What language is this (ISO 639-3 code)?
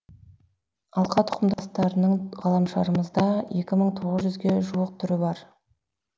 kaz